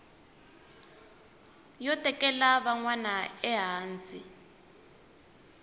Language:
Tsonga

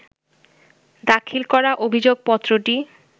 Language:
Bangla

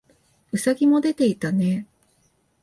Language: Japanese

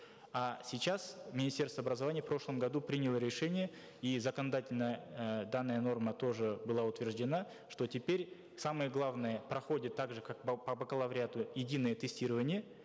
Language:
Kazakh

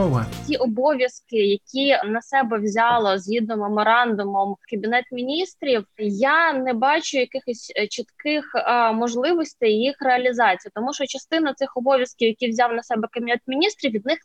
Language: Ukrainian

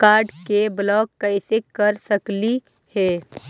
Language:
Magahi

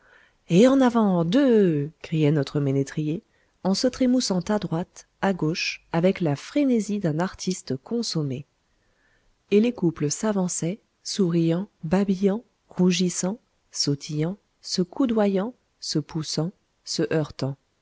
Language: French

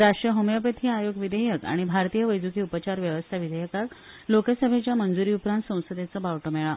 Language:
Konkani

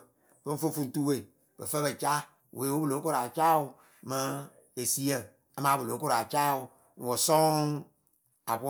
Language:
Akebu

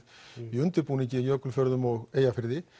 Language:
Icelandic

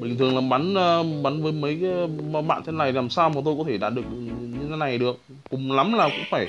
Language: Vietnamese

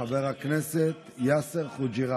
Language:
Hebrew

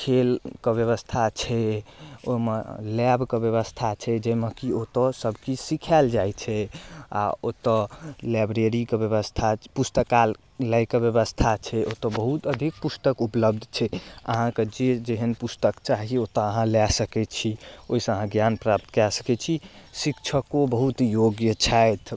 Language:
Maithili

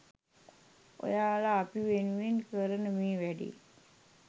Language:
Sinhala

